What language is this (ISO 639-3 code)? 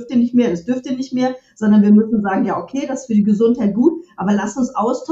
deu